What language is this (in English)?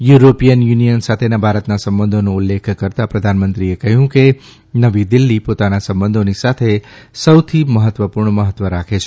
Gujarati